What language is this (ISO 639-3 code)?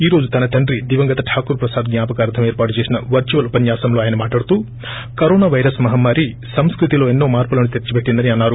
tel